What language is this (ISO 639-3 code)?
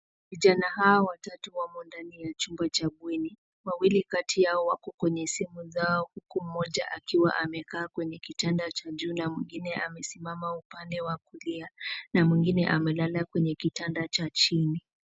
swa